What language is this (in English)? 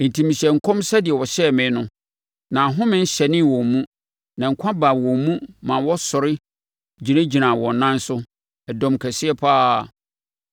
Akan